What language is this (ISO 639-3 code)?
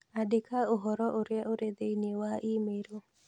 kik